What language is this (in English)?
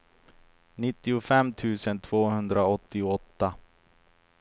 Swedish